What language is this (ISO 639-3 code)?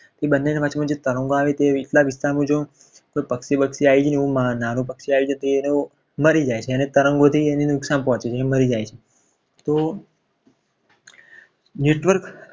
guj